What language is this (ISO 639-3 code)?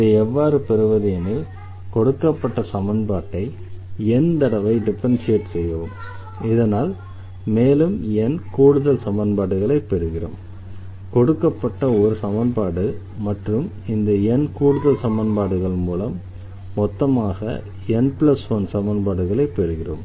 tam